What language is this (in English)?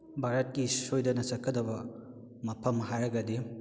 Manipuri